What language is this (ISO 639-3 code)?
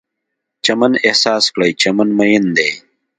pus